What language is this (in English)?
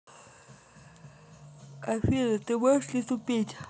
Russian